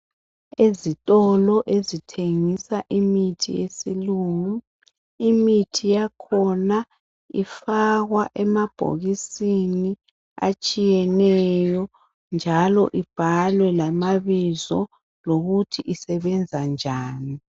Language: North Ndebele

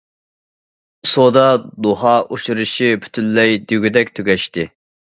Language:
Uyghur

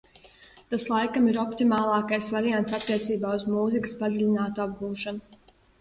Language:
Latvian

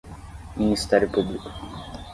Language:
Portuguese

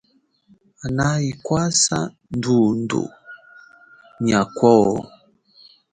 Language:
Chokwe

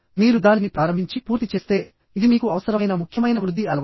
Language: Telugu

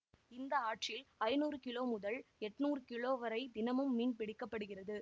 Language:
Tamil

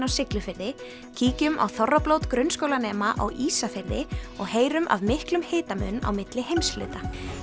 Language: Icelandic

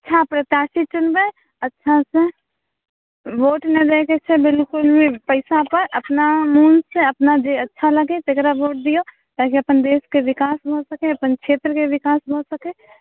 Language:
Maithili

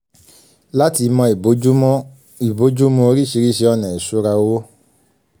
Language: Yoruba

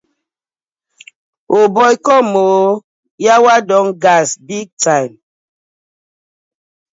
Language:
Nigerian Pidgin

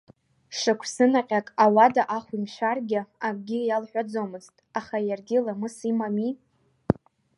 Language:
Abkhazian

